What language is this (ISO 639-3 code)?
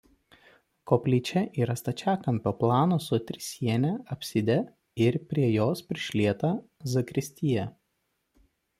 lit